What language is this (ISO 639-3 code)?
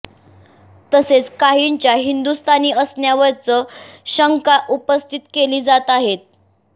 mar